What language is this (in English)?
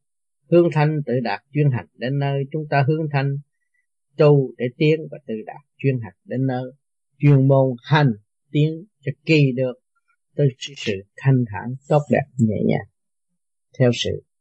Vietnamese